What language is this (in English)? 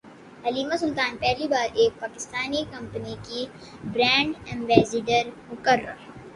Urdu